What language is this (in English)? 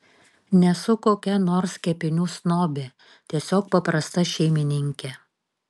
Lithuanian